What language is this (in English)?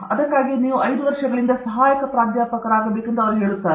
Kannada